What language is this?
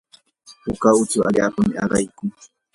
Yanahuanca Pasco Quechua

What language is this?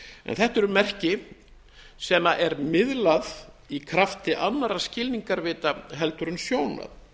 Icelandic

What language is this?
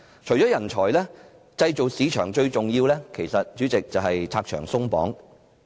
Cantonese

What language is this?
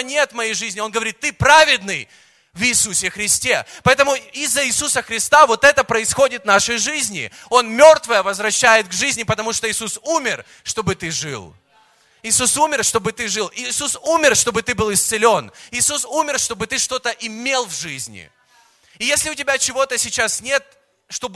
Russian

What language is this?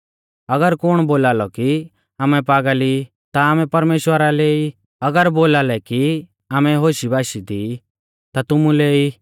Mahasu Pahari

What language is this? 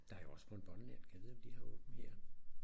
Danish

